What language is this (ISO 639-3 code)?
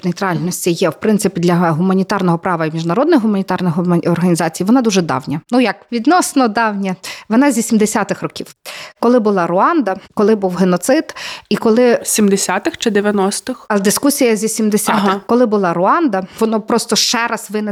ukr